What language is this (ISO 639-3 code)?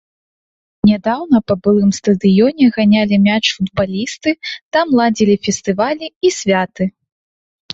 bel